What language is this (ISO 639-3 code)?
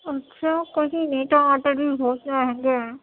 urd